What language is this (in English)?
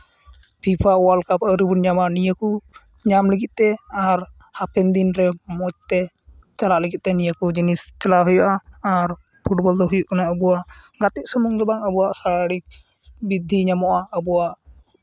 Santali